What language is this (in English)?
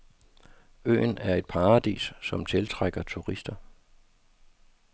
Danish